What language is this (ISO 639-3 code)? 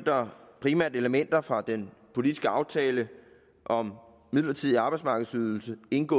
dan